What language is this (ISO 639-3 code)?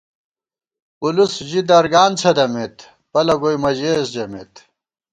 gwt